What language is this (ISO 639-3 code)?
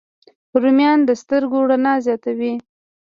pus